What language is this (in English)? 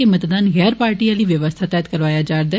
Dogri